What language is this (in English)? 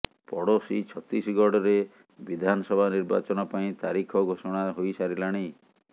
Odia